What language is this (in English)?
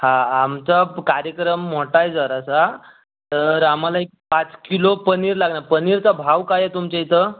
Marathi